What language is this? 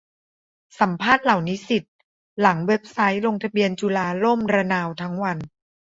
Thai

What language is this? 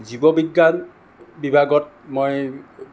Assamese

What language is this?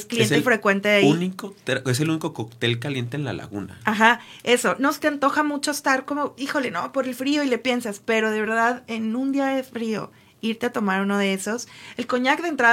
Spanish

